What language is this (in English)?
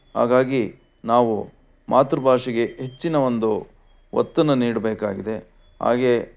Kannada